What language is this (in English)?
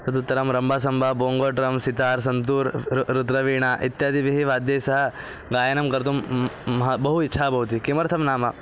Sanskrit